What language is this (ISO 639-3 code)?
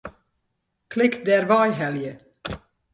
fry